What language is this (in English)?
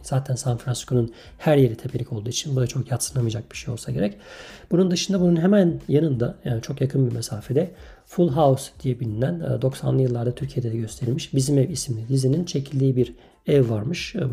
Turkish